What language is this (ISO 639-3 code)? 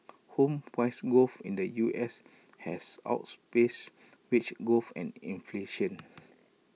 eng